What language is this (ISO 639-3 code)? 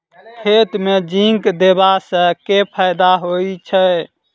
mai